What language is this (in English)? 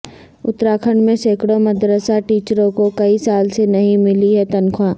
Urdu